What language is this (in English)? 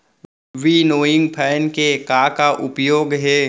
Chhattisgarhi